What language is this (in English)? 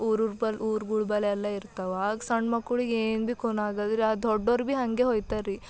Kannada